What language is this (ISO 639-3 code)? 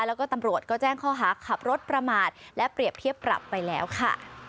tha